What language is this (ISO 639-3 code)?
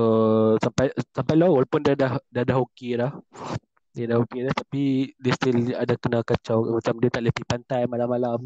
msa